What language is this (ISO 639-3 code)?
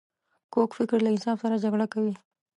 pus